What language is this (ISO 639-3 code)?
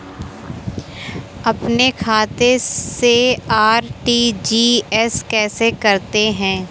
hin